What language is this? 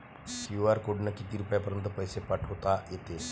Marathi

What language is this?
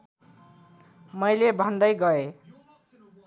Nepali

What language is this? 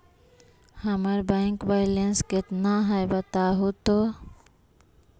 Magahi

